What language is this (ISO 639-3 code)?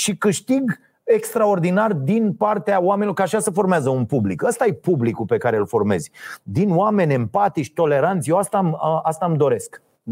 ron